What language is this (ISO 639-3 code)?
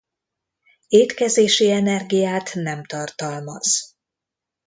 hun